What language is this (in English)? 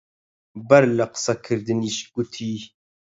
Central Kurdish